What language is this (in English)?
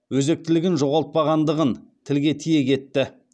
Kazakh